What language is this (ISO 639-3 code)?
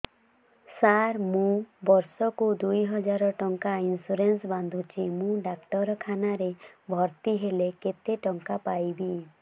ori